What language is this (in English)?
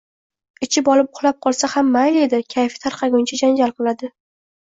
Uzbek